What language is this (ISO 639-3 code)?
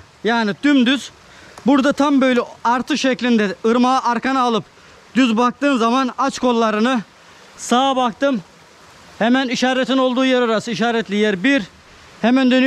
tur